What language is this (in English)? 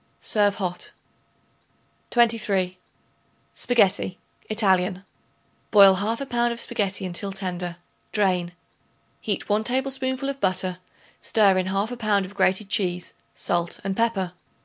English